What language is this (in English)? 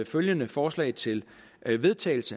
Danish